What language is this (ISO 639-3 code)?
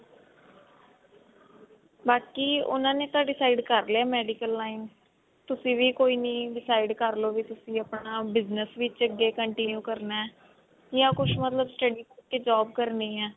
pan